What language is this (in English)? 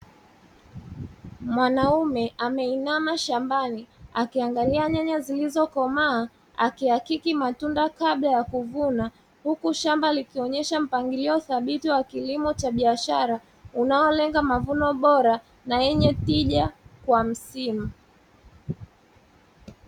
Swahili